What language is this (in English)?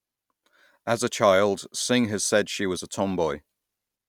English